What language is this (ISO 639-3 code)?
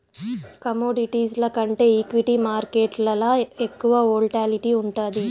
tel